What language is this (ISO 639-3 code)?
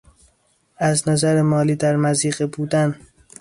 fas